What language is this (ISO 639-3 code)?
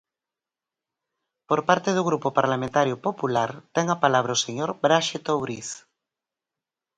glg